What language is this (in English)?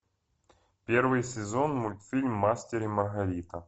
Russian